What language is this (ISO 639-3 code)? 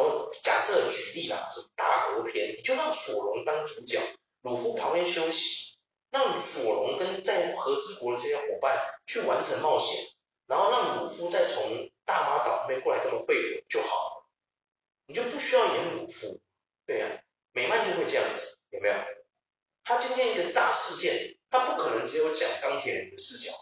zho